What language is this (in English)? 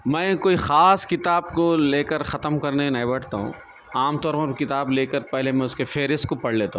Urdu